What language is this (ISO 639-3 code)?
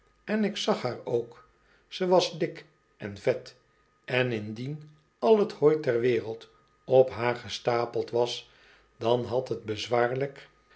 nld